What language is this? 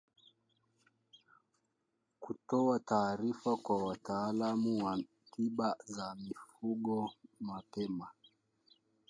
Swahili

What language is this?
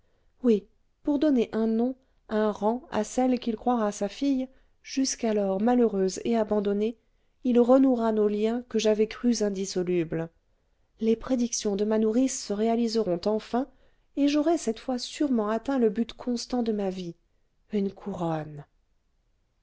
French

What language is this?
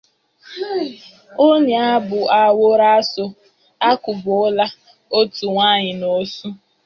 Igbo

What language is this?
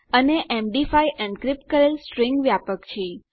Gujarati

